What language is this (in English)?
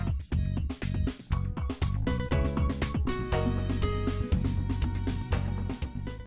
Vietnamese